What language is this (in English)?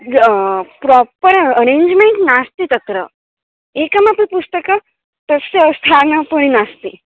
Sanskrit